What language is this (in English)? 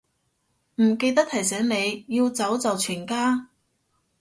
Cantonese